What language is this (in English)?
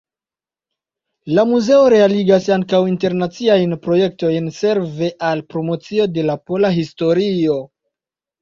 Esperanto